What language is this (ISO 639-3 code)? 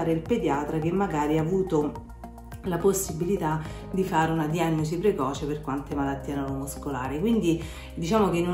ita